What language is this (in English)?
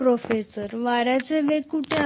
Marathi